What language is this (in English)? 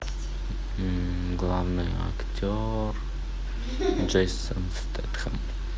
Russian